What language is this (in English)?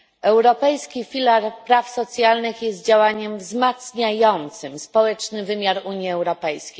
Polish